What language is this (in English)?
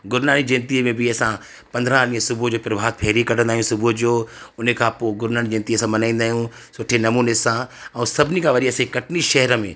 Sindhi